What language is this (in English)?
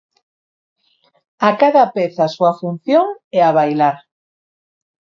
Galician